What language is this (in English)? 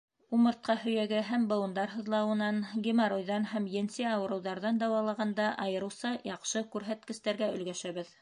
Bashkir